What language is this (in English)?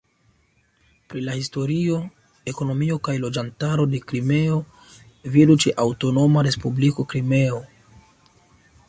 Esperanto